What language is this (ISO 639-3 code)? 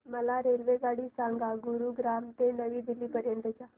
mar